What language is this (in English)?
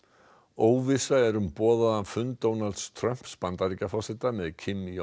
Icelandic